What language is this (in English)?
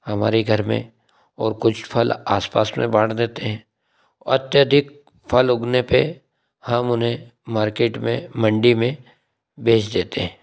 Hindi